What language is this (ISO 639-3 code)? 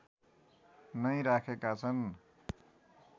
nep